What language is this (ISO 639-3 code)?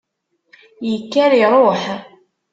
kab